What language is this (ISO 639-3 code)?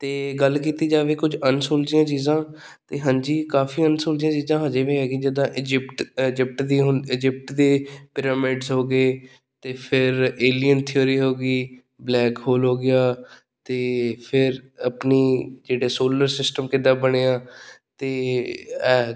pan